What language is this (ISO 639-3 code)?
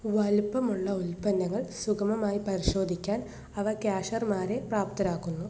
mal